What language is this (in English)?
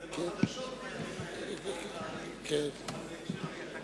Hebrew